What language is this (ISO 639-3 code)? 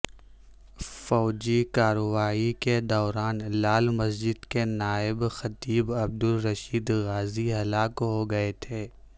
urd